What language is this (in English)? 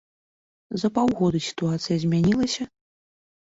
Belarusian